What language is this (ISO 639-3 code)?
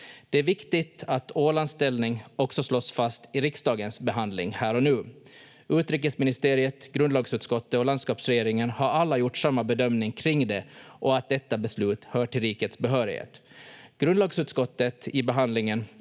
fin